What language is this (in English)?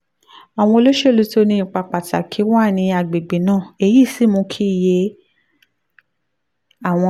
Yoruba